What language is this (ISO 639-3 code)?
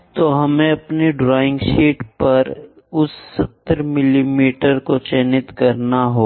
hin